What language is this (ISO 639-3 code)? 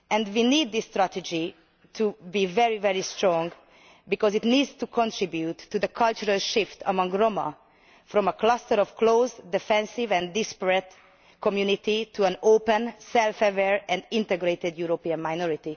eng